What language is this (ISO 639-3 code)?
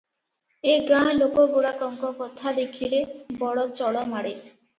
ori